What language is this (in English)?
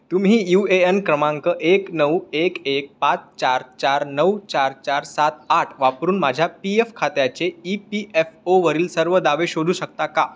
Marathi